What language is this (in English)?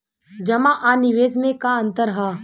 Bhojpuri